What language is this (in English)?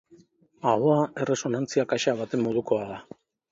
Basque